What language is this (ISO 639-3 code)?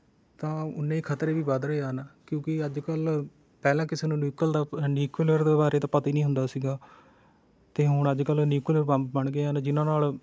pan